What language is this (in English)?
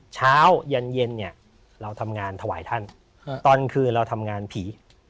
Thai